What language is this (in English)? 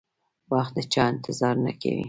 Pashto